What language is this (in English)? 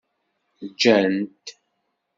Kabyle